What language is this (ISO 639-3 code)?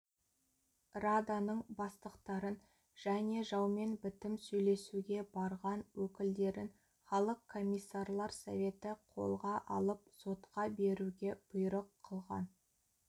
kaz